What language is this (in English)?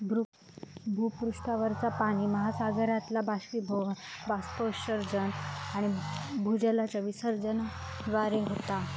Marathi